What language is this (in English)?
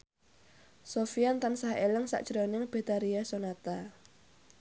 Javanese